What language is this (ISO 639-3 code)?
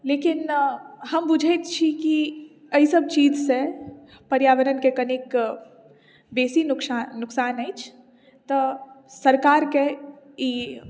mai